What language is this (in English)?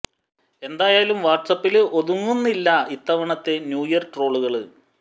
Malayalam